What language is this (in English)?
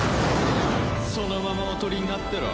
Japanese